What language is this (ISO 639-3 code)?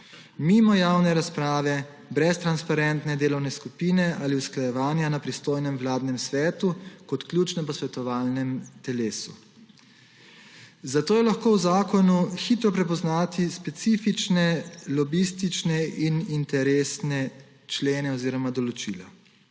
slv